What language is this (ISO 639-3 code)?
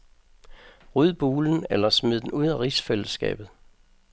dan